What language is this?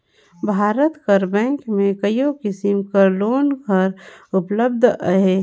Chhattisgarhi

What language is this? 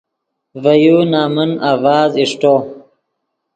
Yidgha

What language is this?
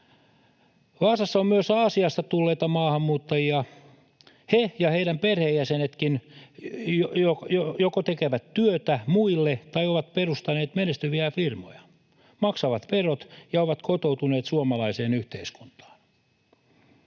Finnish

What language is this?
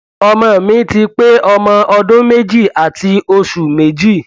Yoruba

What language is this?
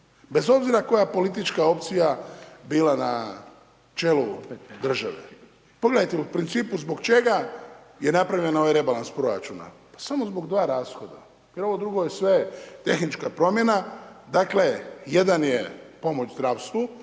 Croatian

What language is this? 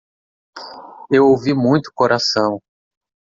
Portuguese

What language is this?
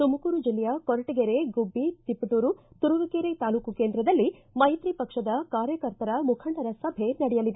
Kannada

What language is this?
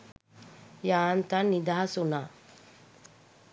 Sinhala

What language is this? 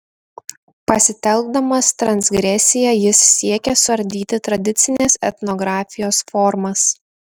Lithuanian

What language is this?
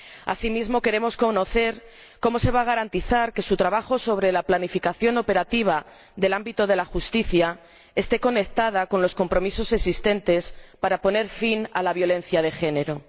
Spanish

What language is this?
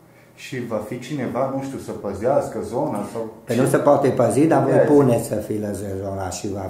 Romanian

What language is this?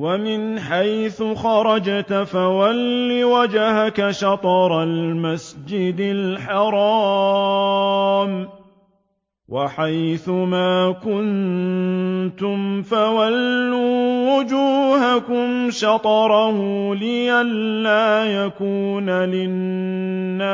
Arabic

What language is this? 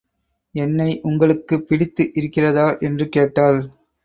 Tamil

